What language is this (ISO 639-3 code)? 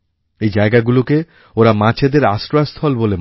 ben